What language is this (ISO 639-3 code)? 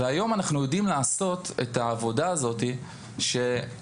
heb